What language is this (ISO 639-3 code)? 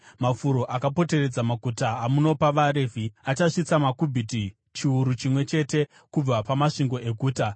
sna